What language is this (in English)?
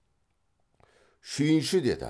Kazakh